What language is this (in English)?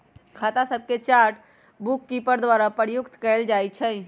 Magahi